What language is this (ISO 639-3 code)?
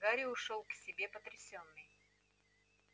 rus